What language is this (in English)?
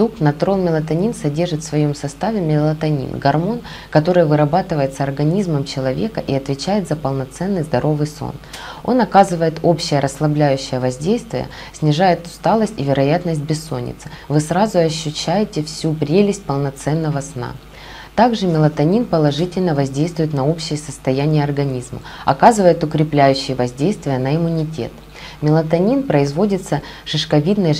Russian